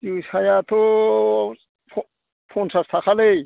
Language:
Bodo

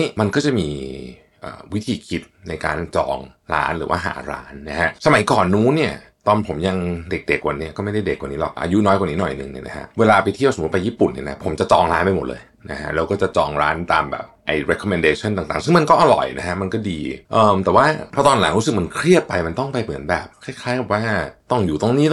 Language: Thai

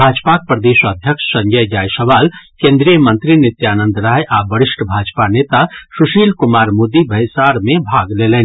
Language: Maithili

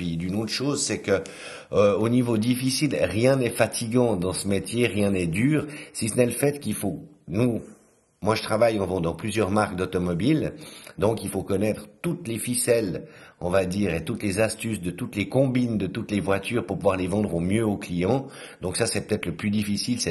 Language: French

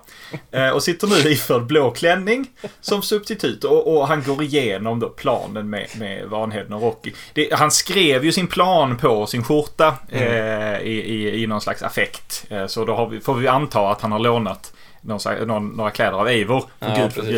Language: Swedish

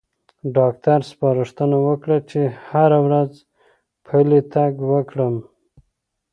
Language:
Pashto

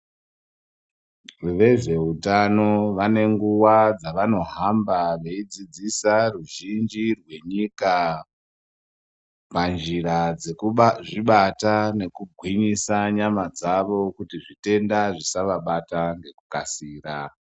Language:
Ndau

